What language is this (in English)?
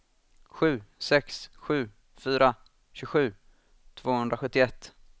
Swedish